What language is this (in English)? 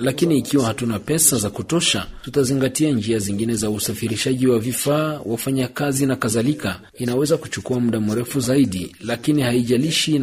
Swahili